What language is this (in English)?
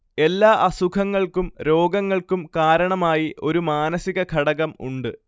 Malayalam